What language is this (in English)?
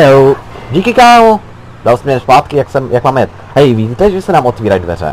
Czech